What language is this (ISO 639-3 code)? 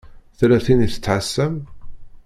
kab